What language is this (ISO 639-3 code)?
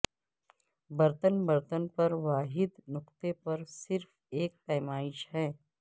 urd